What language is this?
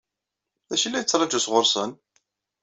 Kabyle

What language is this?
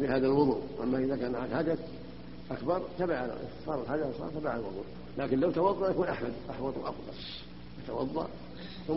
Arabic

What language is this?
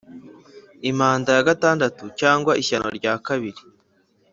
Kinyarwanda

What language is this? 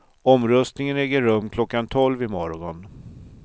Swedish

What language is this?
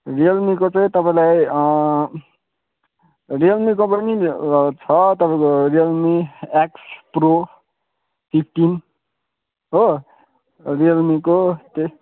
Nepali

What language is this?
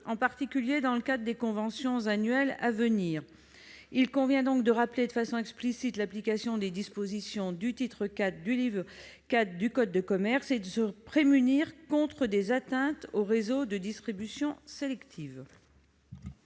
French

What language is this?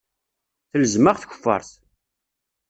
Kabyle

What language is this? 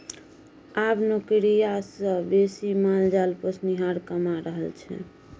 Maithili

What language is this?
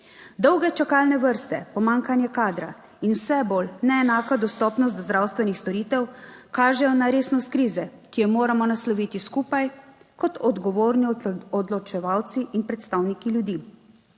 Slovenian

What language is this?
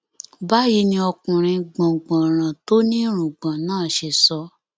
Yoruba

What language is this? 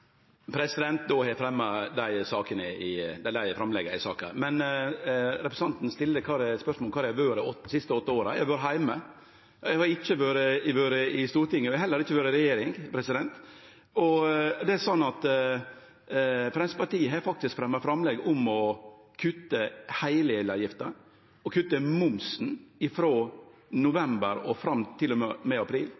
Norwegian Nynorsk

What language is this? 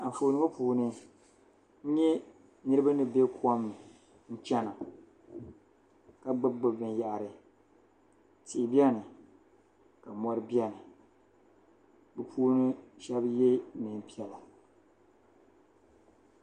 Dagbani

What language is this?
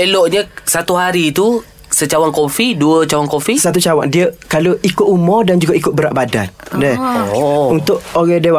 Malay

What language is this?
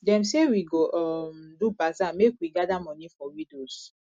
Nigerian Pidgin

